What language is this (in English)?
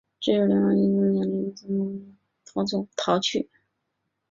Chinese